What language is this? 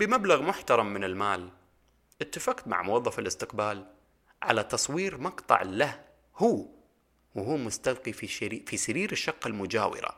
Arabic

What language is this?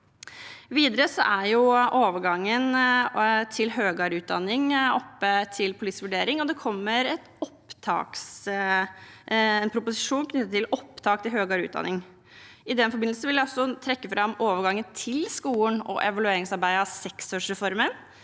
Norwegian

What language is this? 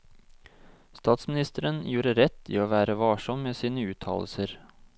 Norwegian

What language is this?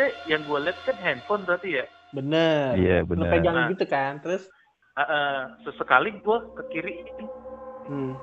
Indonesian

